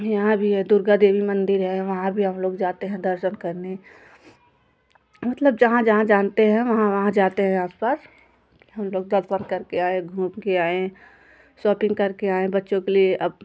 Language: Hindi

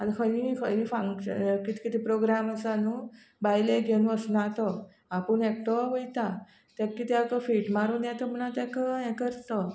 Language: Konkani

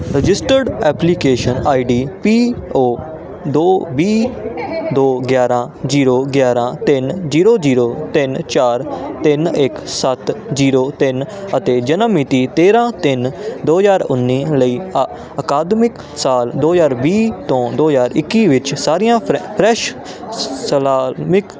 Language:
Punjabi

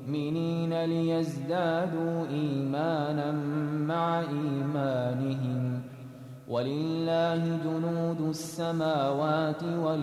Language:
Arabic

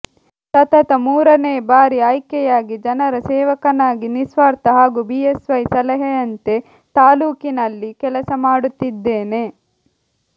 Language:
Kannada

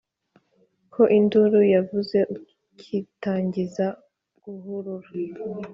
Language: Kinyarwanda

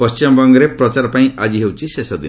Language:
Odia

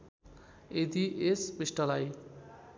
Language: Nepali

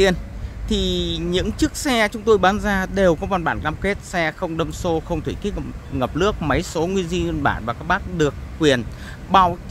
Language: Vietnamese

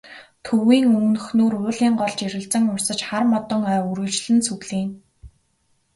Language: Mongolian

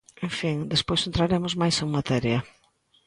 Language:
Galician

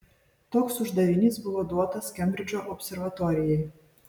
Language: Lithuanian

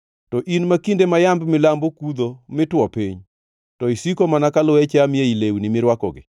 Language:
Luo (Kenya and Tanzania)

